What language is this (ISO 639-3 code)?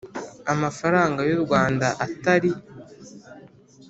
kin